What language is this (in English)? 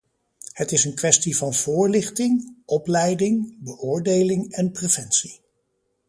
Dutch